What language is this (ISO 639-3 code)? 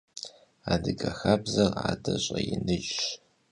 kbd